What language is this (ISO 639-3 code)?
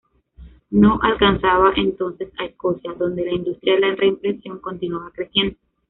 spa